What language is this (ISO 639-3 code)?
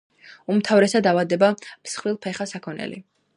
kat